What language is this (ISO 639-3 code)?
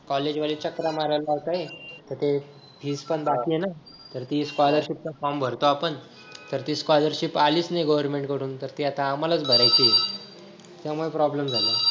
mar